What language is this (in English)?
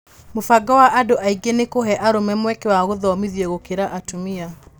Kikuyu